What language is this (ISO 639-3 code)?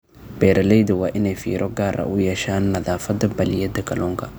som